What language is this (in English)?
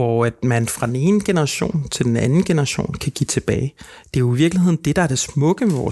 Danish